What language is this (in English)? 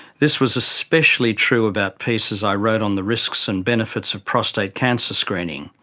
English